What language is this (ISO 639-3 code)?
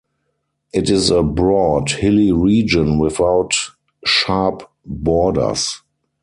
eng